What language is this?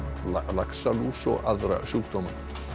Icelandic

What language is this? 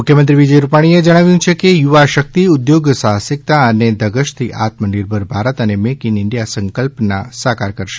Gujarati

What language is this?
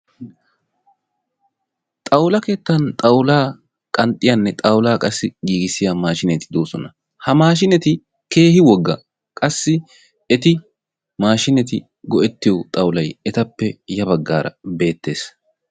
Wolaytta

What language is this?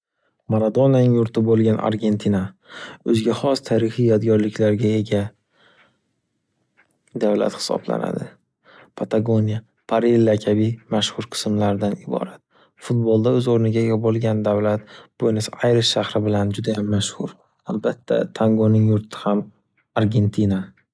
Uzbek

